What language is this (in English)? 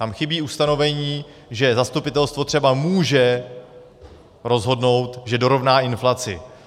Czech